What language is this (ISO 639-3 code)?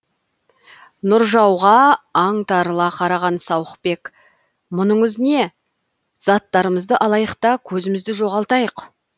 kaz